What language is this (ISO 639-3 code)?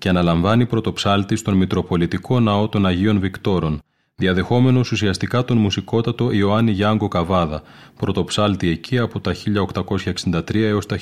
ell